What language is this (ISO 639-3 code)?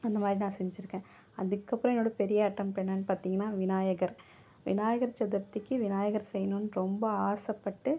tam